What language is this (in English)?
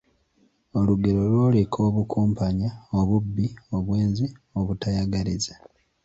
Ganda